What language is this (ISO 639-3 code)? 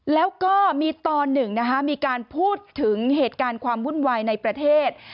tha